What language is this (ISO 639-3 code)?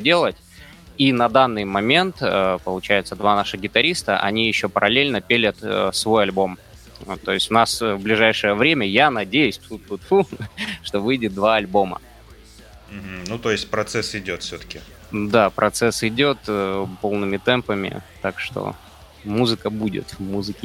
rus